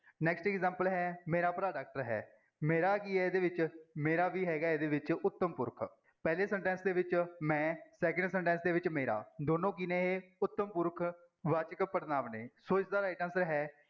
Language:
Punjabi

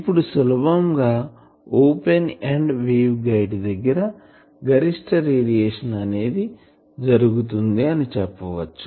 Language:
Telugu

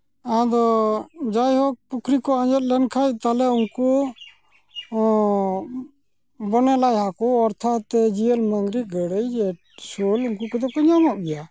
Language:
Santali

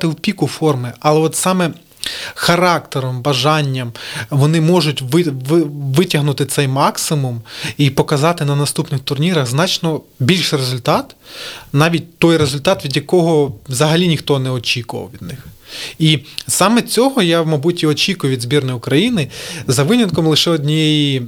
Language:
Ukrainian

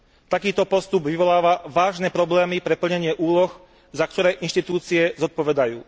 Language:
Slovak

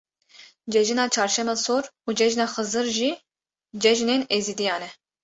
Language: Kurdish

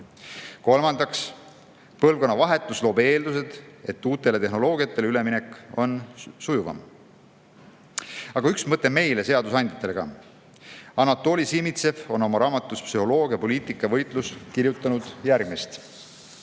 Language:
Estonian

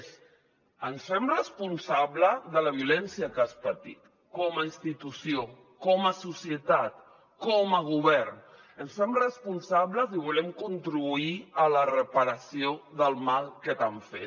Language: Catalan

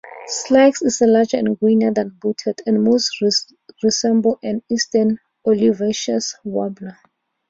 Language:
English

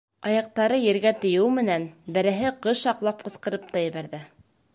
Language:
Bashkir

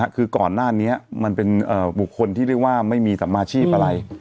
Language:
Thai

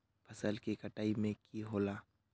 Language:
Magahi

